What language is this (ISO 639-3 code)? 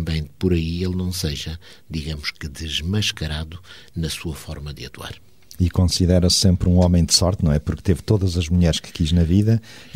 por